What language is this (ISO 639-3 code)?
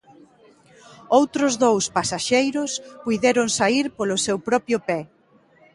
glg